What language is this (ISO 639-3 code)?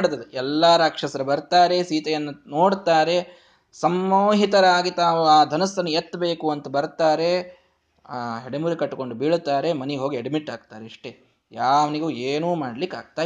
kan